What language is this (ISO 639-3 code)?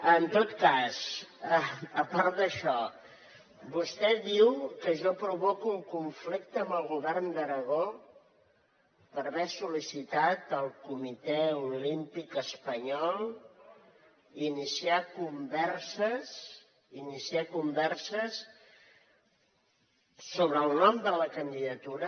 cat